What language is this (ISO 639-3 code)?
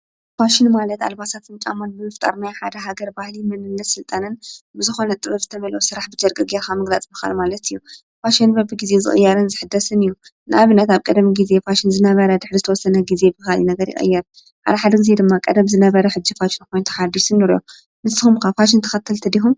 tir